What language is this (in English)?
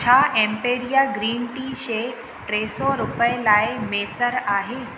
Sindhi